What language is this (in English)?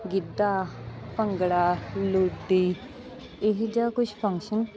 Punjabi